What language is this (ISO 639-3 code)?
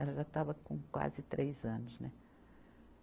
por